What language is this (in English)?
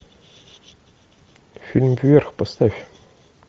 Russian